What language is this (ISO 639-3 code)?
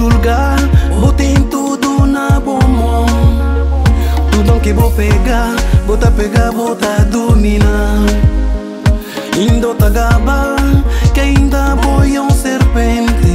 ron